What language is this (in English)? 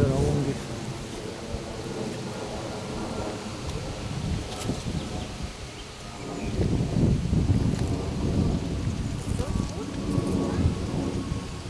Italian